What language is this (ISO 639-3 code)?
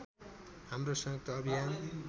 nep